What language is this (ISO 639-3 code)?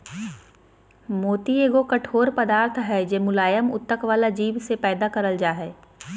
mag